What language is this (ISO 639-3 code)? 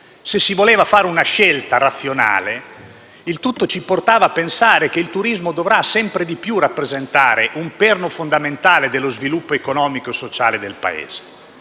ita